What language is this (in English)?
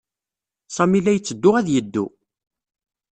Kabyle